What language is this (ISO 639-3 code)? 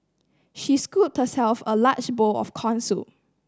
eng